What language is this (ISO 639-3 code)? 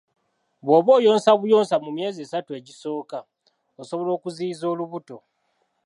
lug